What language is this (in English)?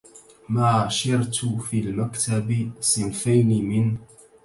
Arabic